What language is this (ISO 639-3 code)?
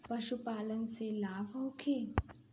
bho